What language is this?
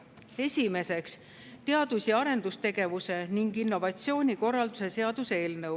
Estonian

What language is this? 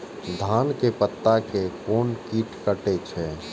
Maithili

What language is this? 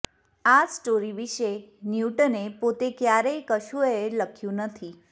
Gujarati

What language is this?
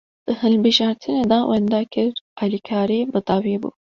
Kurdish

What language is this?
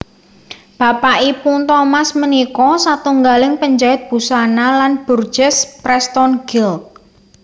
Javanese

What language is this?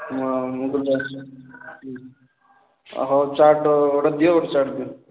Odia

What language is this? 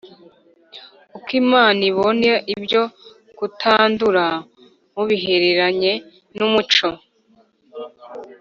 Kinyarwanda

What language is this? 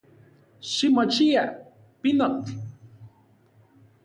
Central Puebla Nahuatl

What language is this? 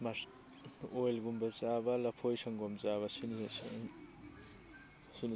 Manipuri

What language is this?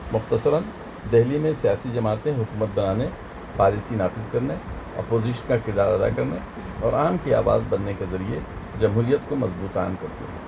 Urdu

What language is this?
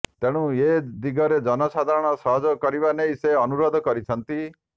Odia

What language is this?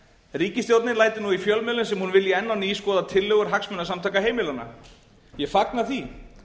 Icelandic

